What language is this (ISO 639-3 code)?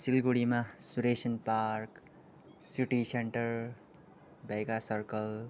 nep